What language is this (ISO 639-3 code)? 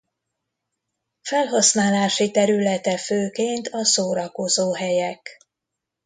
hun